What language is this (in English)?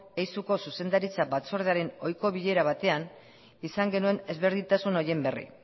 Basque